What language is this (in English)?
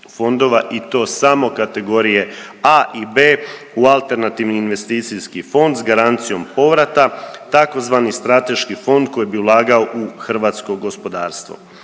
Croatian